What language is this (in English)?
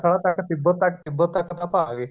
Punjabi